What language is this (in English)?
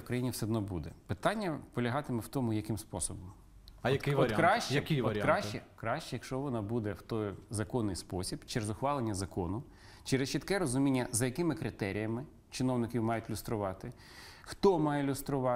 Ukrainian